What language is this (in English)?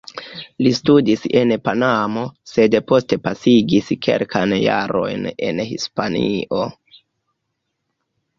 Esperanto